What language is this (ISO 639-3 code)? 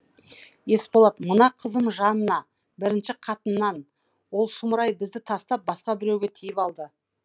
kaz